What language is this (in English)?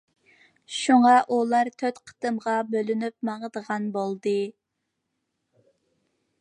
Uyghur